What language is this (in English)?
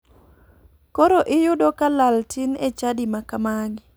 Luo (Kenya and Tanzania)